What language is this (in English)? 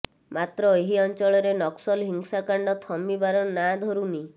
Odia